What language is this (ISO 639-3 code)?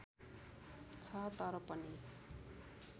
nep